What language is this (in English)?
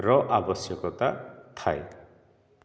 Odia